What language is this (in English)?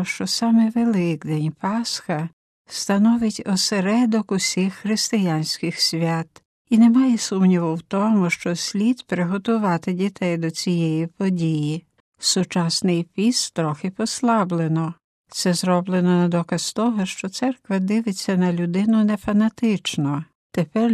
Ukrainian